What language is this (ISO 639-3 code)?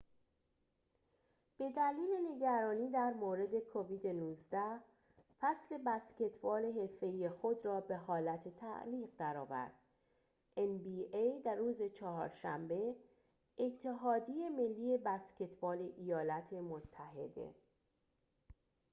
fas